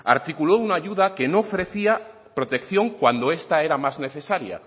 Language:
Spanish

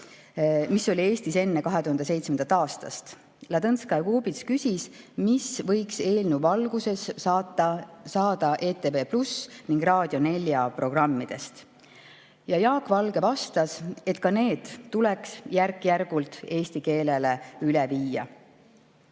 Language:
Estonian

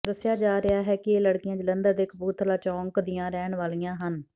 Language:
Punjabi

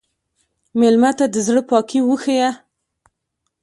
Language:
Pashto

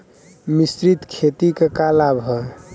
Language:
Bhojpuri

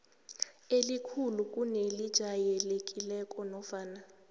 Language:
South Ndebele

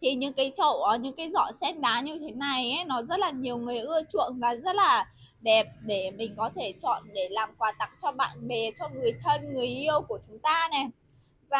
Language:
Vietnamese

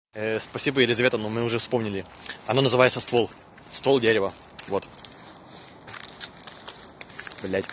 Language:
Russian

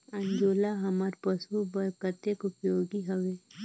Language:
Chhattisgarhi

